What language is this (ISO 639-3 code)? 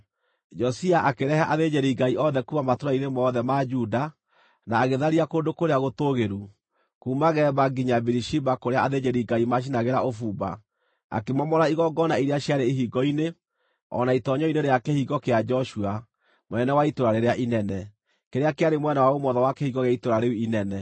kik